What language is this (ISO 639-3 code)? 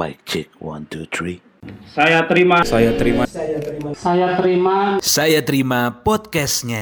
ind